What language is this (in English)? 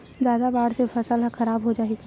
Chhattisgarhi